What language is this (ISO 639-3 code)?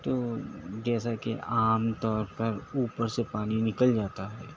urd